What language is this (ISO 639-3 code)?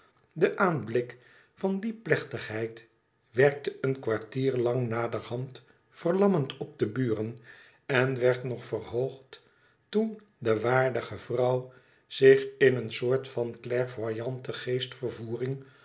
nld